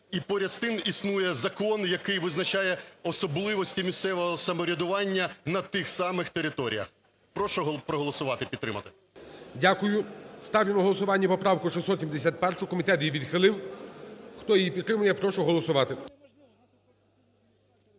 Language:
Ukrainian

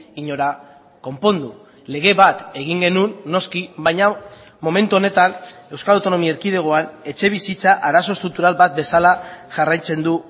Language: Basque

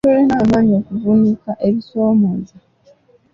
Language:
Ganda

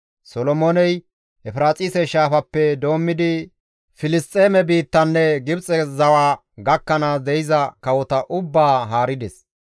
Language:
Gamo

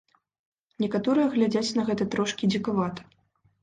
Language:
Belarusian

